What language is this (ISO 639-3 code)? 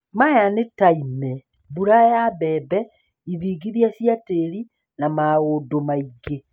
kik